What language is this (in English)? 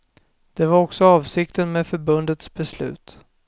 Swedish